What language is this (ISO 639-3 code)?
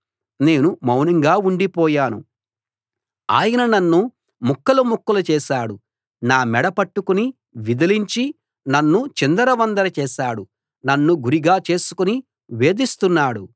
tel